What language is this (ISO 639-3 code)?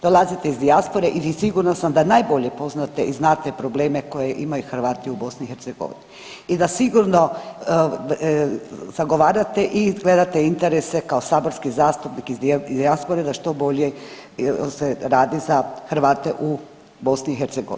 hrv